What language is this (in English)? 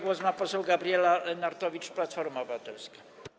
Polish